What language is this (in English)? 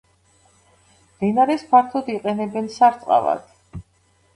Georgian